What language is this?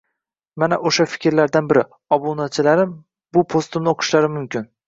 Uzbek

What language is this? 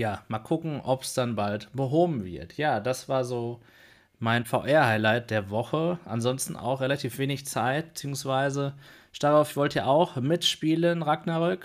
German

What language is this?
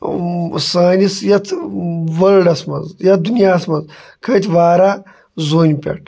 Kashmiri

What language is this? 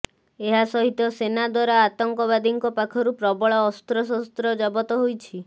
Odia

